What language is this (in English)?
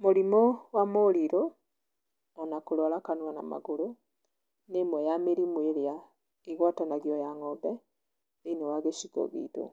Kikuyu